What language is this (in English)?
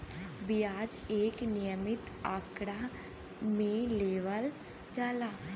Bhojpuri